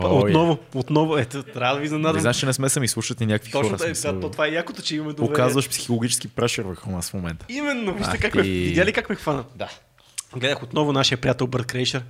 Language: Bulgarian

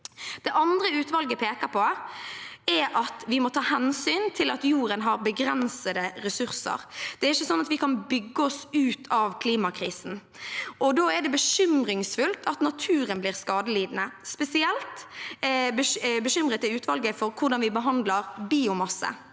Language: Norwegian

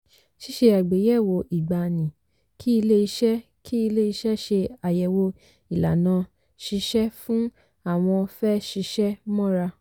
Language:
Yoruba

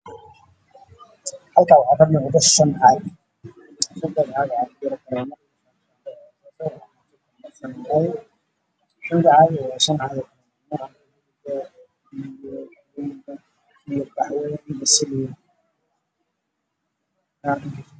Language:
Somali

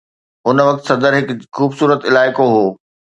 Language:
Sindhi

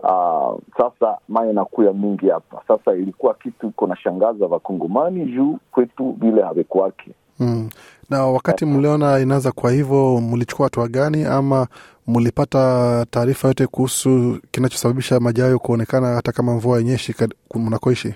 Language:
Swahili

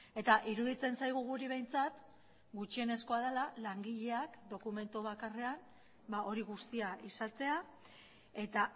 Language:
Basque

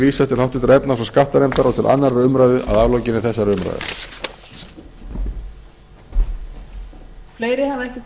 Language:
Icelandic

